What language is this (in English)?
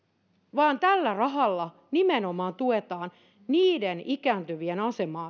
Finnish